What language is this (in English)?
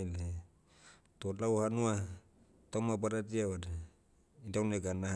Motu